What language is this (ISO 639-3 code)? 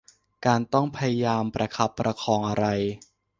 tha